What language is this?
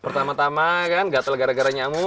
Indonesian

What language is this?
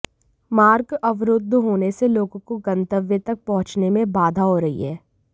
Hindi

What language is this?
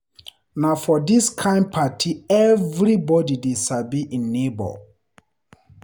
Nigerian Pidgin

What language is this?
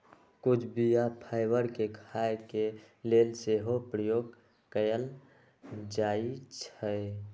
Magahi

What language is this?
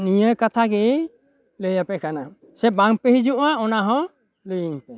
Santali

